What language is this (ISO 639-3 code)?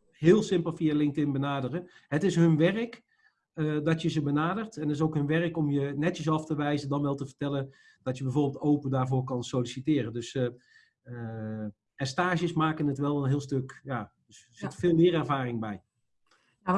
nld